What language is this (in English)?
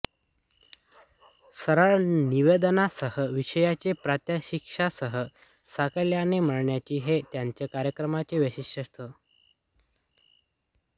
Marathi